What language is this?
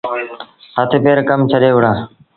Sindhi Bhil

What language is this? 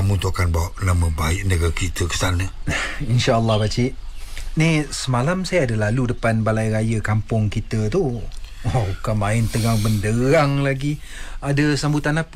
Malay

